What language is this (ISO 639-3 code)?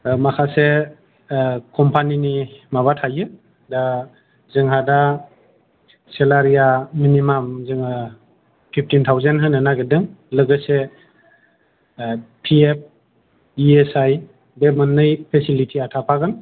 brx